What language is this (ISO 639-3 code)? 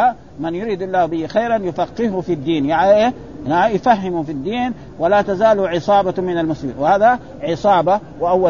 ara